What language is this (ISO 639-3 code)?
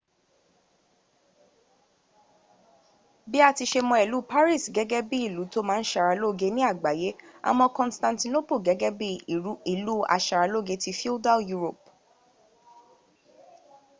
yor